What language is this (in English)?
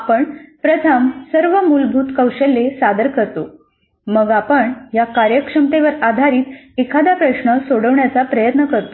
Marathi